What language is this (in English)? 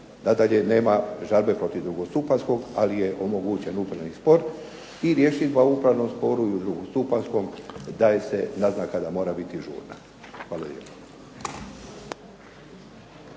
Croatian